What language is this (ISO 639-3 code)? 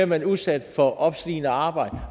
dan